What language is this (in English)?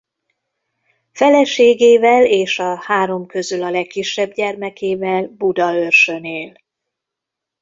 Hungarian